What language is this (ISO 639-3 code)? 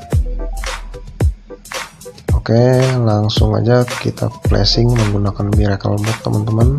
ind